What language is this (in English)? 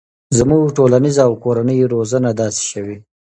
Pashto